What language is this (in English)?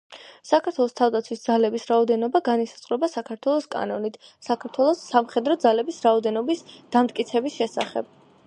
Georgian